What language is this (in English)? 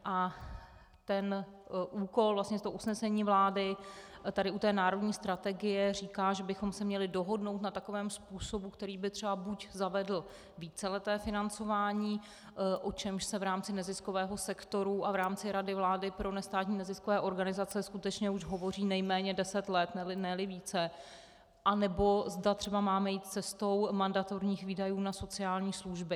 Czech